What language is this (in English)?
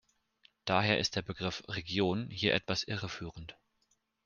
German